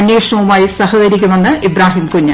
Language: Malayalam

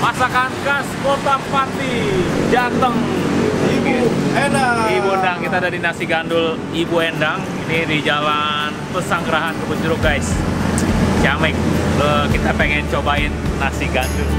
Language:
Indonesian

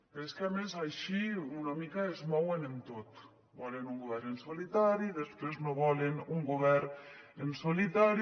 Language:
Catalan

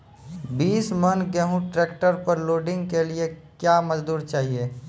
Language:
Maithili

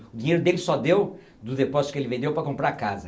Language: Portuguese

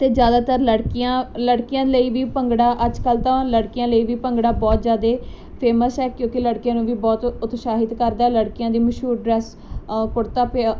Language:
Punjabi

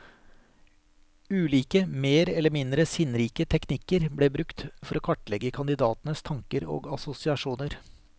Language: Norwegian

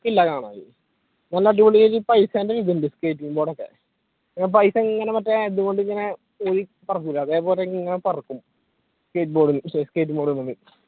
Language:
Malayalam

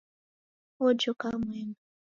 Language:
Taita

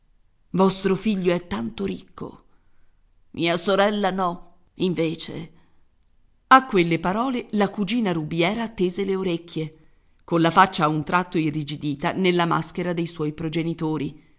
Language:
Italian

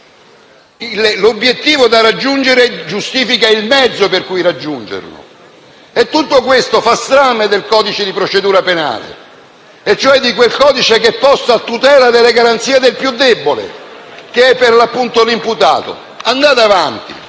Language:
Italian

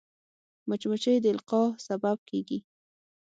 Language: Pashto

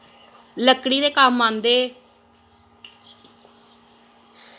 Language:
Dogri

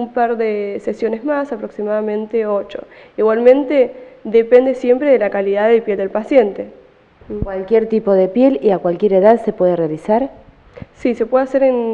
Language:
Spanish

